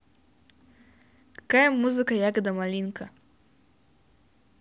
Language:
Russian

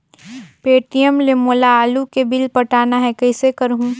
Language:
Chhattisgarhi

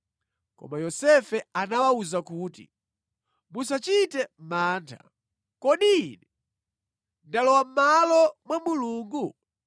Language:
Nyanja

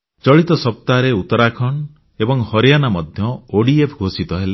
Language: Odia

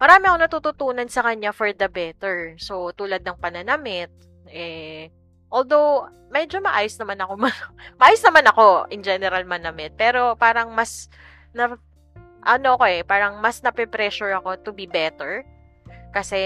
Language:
Filipino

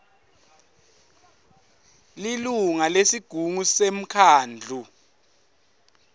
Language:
Swati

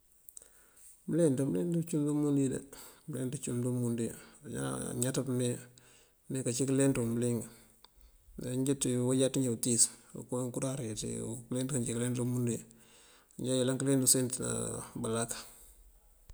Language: Mandjak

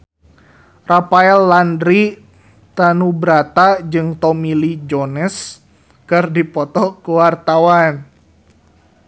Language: Sundanese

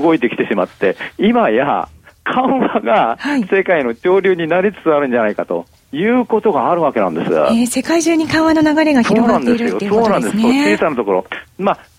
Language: Japanese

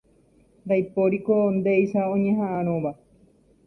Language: Guarani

